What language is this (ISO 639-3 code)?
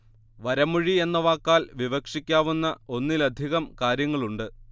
mal